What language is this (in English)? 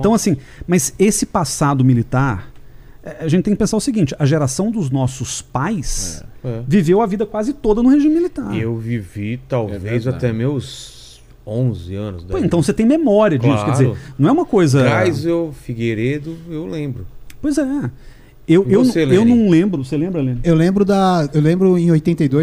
Portuguese